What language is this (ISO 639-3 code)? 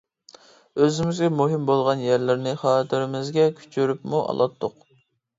uig